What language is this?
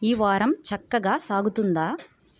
Telugu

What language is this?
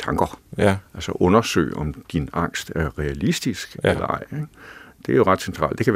Danish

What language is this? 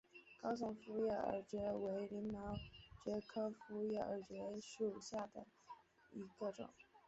Chinese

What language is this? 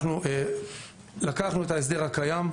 Hebrew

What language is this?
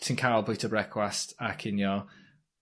Welsh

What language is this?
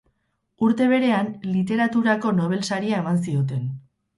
Basque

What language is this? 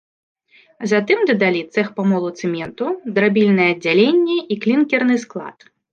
Belarusian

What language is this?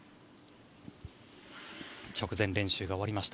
Japanese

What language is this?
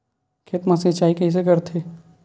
Chhattisgarhi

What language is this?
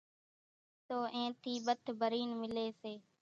Kachi Koli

